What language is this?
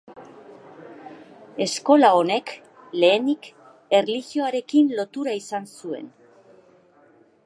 Basque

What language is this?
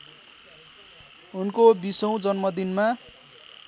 Nepali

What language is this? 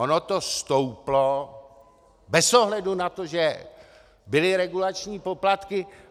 Czech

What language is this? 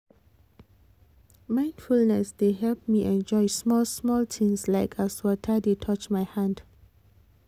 Nigerian Pidgin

